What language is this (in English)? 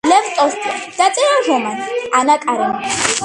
Georgian